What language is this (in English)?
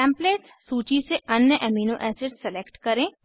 Hindi